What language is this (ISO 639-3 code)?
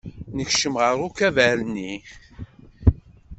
kab